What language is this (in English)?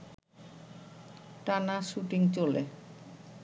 Bangla